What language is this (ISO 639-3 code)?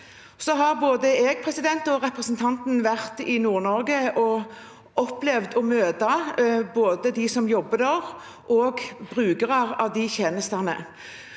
nor